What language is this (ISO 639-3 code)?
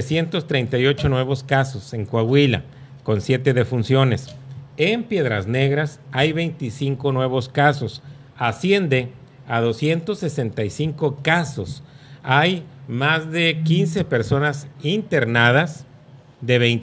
spa